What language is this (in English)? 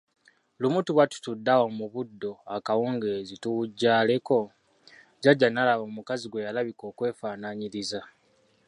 Ganda